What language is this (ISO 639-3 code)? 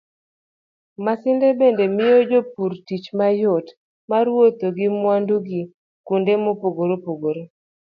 luo